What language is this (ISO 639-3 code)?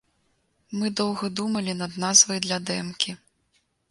bel